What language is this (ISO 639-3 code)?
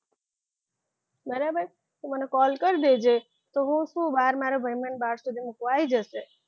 guj